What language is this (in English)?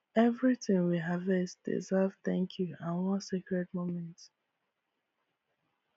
Nigerian Pidgin